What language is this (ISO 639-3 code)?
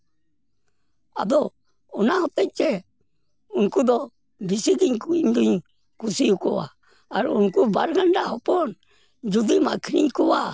sat